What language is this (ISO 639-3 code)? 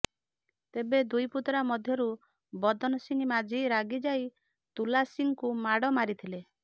ori